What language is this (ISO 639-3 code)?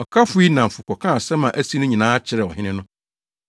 aka